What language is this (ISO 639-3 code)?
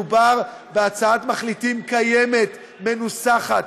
heb